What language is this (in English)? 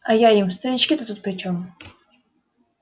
Russian